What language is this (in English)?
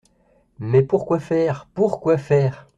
French